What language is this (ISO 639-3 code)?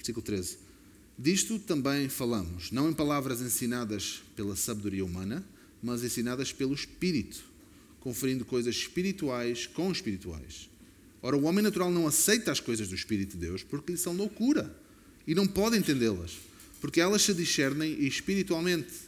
por